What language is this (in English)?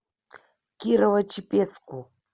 Russian